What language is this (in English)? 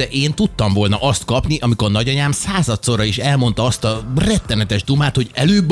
Hungarian